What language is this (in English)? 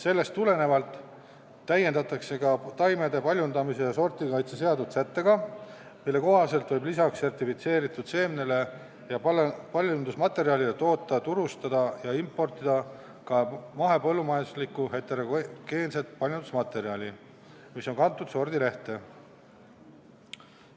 Estonian